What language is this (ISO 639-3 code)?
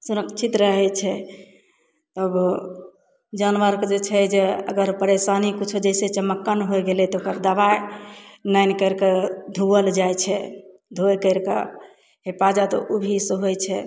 mai